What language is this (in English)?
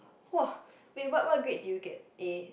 English